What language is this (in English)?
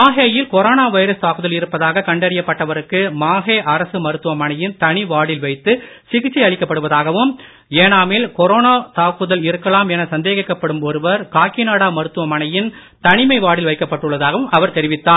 Tamil